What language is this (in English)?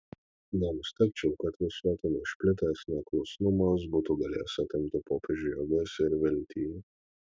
Lithuanian